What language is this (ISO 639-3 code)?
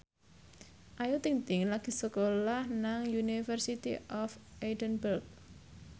jav